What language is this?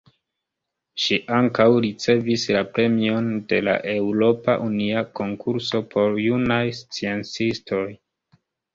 Esperanto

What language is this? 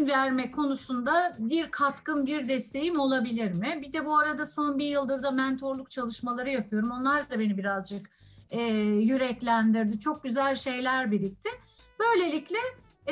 Turkish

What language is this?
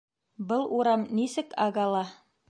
Bashkir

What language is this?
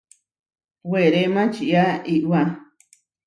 Huarijio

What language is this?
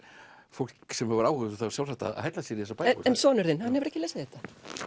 Icelandic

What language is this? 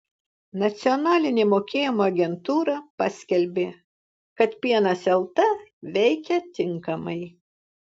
Lithuanian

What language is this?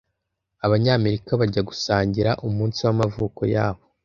Kinyarwanda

